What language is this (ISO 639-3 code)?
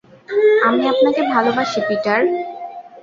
ben